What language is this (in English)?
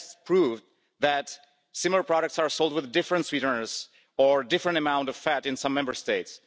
English